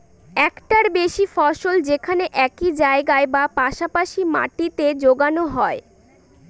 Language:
Bangla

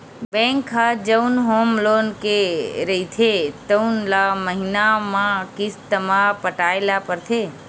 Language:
Chhattisgarhi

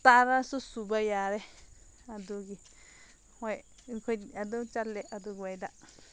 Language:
Manipuri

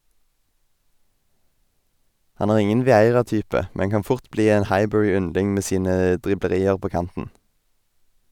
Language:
Norwegian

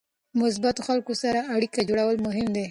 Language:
Pashto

